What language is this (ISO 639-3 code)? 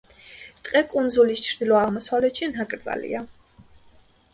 kat